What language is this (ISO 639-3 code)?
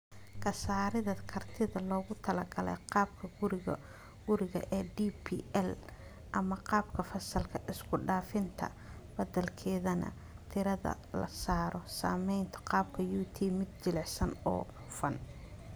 som